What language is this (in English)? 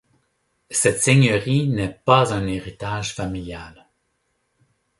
French